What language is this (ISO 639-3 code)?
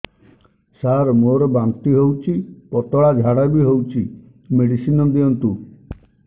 ori